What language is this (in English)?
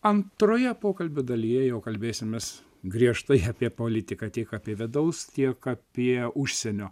Lithuanian